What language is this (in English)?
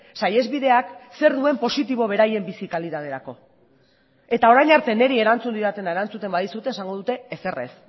Basque